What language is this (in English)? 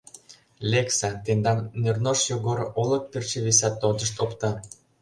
Mari